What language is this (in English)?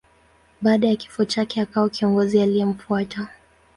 Swahili